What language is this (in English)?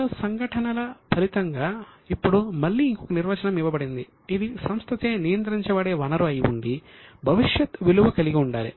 Telugu